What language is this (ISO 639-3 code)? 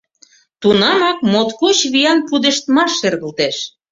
chm